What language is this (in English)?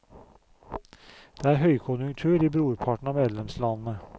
Norwegian